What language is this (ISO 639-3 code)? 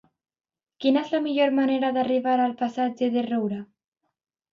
cat